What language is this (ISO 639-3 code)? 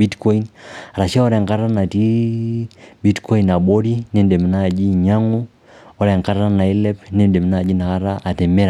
mas